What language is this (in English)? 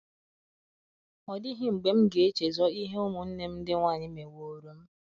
Igbo